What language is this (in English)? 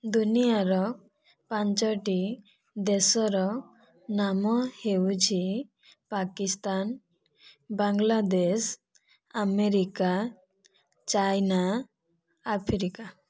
Odia